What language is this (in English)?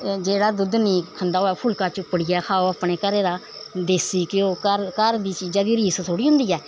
Dogri